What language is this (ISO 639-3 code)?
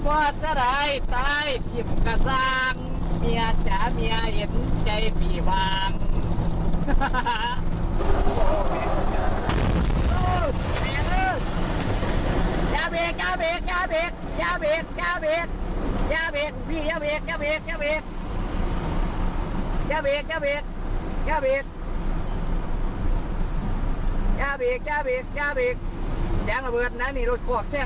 tha